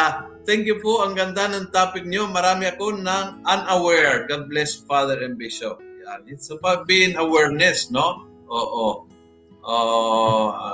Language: Filipino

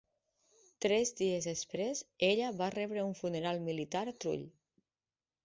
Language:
Catalan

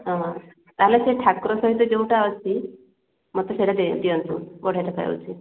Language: Odia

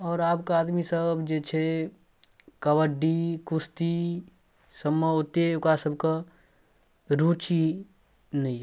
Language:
Maithili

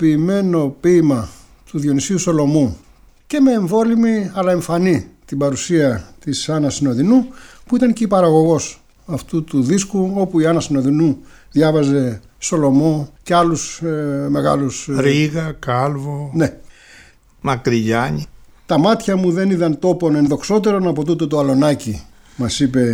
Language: Greek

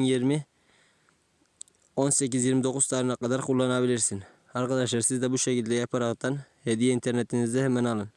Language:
Turkish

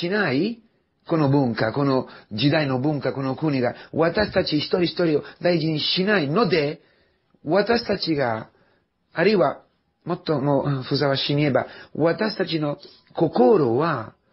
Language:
Japanese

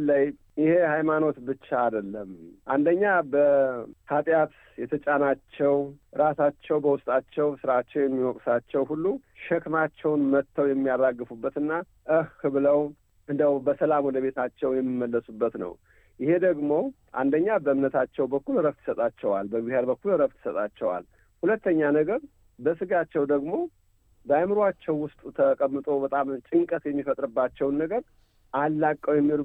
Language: Amharic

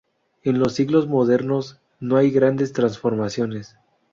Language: Spanish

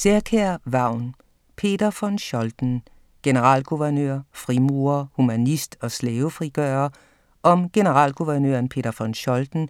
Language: Danish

